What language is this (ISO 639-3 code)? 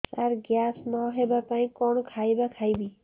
ori